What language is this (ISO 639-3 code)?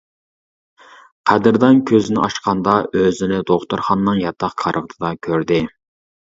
uig